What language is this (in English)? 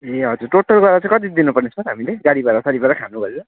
Nepali